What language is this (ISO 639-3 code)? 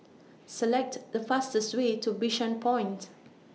eng